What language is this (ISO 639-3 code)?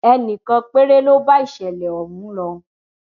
yor